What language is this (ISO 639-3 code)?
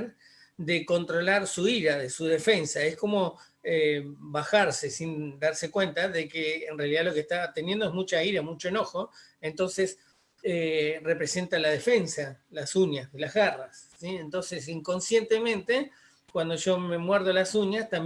spa